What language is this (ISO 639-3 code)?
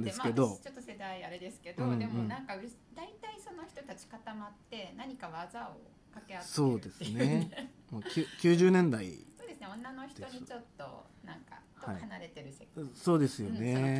jpn